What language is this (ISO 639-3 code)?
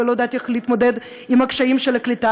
heb